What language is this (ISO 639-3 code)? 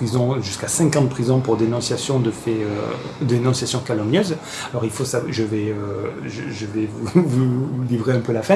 fra